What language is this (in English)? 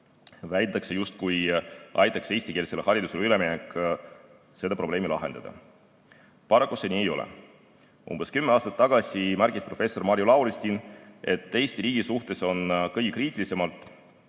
Estonian